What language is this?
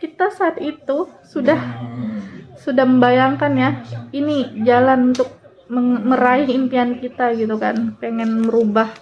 Indonesian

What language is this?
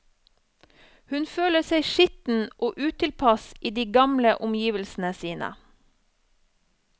Norwegian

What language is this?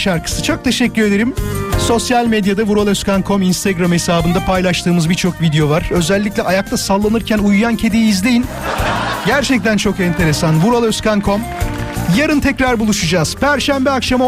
Turkish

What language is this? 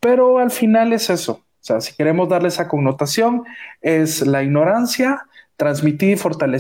Spanish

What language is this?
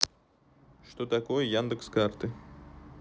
Russian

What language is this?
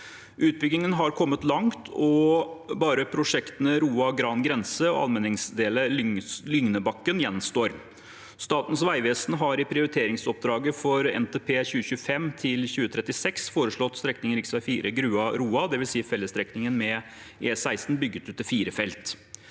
Norwegian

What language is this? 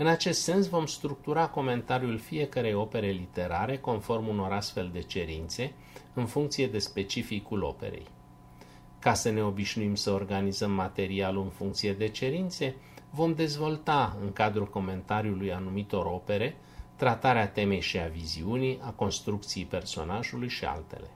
Romanian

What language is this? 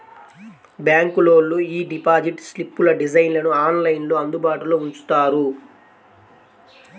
Telugu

